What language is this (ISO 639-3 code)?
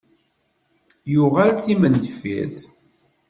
kab